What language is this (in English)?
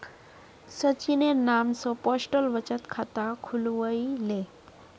Magahi